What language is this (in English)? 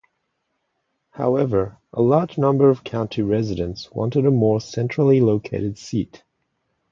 English